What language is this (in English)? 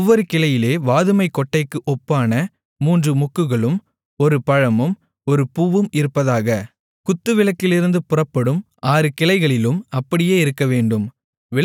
Tamil